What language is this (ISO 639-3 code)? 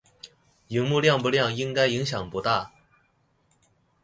zho